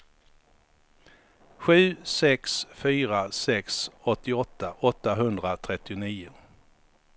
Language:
Swedish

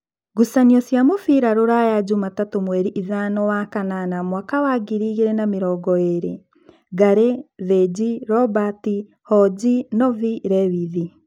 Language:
Kikuyu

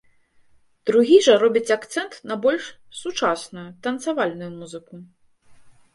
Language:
Belarusian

